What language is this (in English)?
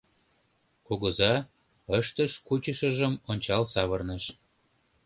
Mari